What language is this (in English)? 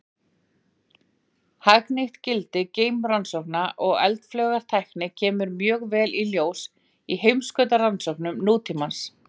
Icelandic